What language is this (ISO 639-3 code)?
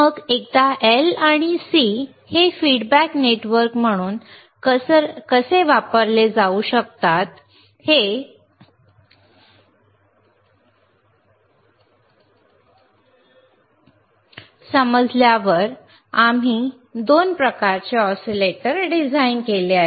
mar